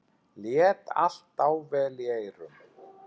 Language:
Icelandic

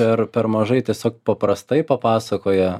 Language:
Lithuanian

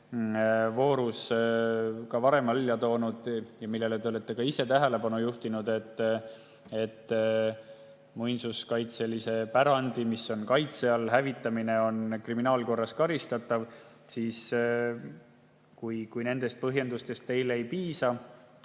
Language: Estonian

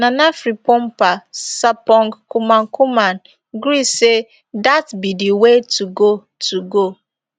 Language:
Nigerian Pidgin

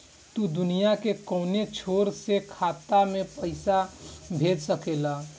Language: Bhojpuri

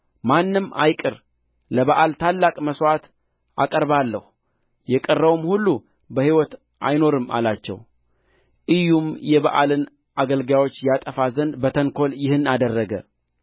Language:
Amharic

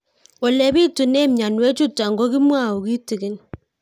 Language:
Kalenjin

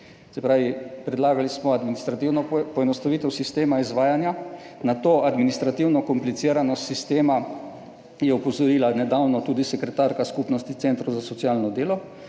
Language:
Slovenian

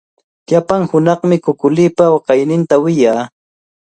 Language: Cajatambo North Lima Quechua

